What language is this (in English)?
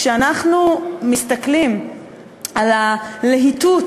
Hebrew